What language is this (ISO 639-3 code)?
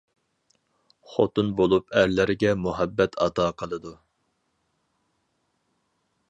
uig